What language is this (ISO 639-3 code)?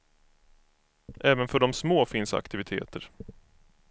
swe